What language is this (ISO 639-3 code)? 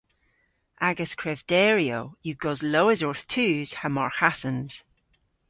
cor